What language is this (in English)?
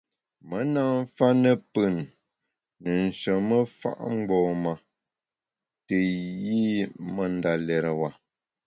Bamun